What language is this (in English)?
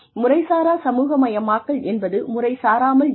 Tamil